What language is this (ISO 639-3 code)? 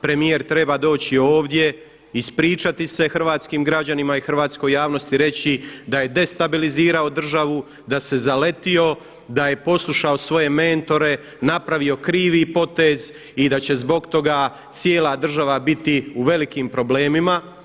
hrv